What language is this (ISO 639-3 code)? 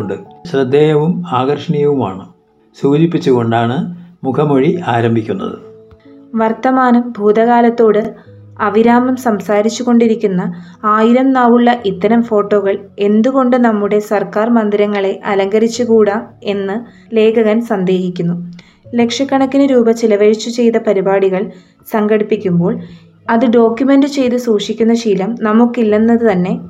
mal